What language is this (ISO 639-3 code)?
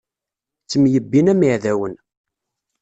kab